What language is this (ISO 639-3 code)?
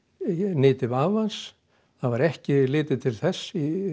isl